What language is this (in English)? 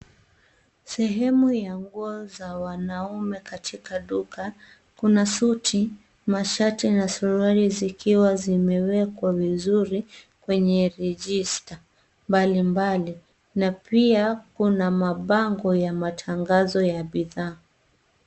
Swahili